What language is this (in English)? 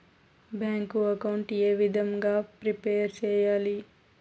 Telugu